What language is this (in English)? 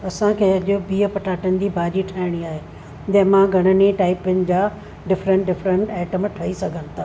Sindhi